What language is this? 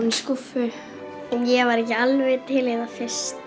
Icelandic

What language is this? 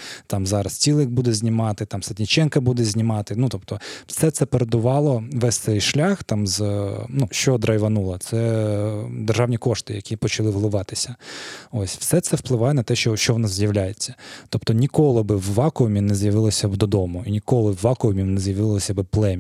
Ukrainian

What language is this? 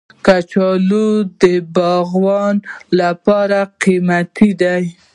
Pashto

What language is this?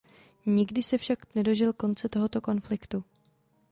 Czech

